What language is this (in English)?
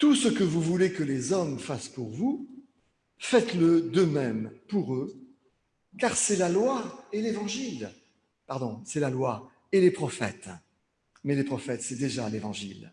French